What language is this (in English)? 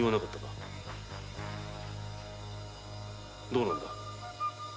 Japanese